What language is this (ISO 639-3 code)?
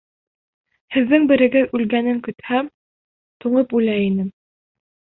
bak